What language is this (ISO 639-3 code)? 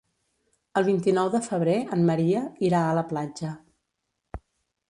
cat